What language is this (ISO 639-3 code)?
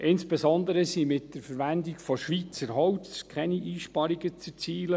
gsw